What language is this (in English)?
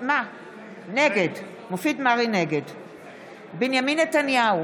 Hebrew